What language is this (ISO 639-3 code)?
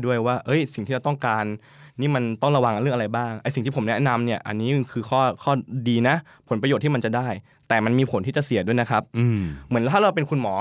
tha